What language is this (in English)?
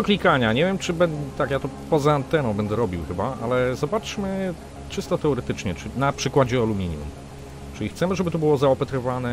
Polish